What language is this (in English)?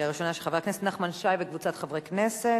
Hebrew